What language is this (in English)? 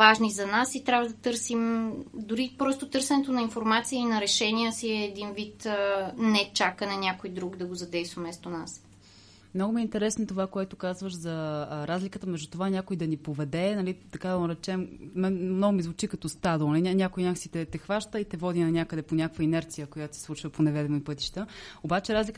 Bulgarian